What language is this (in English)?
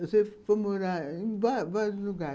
Portuguese